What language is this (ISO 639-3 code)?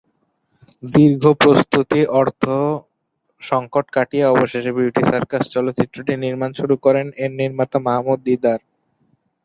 ben